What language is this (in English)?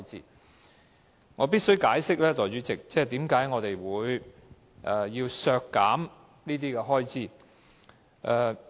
Cantonese